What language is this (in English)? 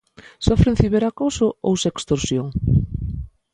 Galician